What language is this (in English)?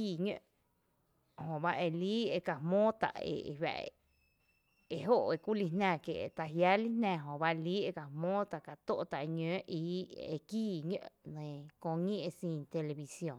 Tepinapa Chinantec